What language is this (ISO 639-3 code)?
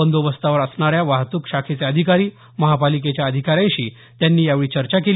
mar